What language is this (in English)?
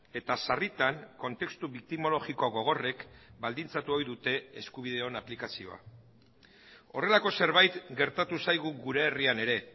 Basque